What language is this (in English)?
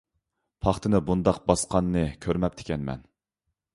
Uyghur